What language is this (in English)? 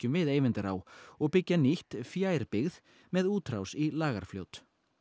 Icelandic